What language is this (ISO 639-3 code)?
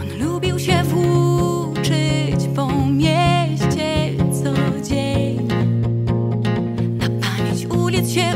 pol